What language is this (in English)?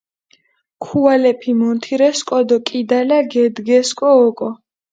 Mingrelian